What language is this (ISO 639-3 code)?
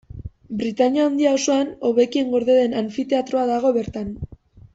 eus